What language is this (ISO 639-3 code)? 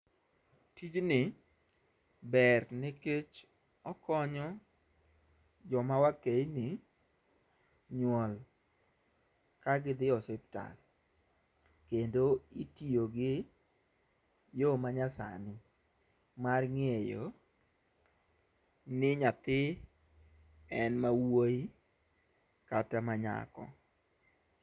luo